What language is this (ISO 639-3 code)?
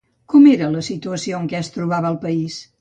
cat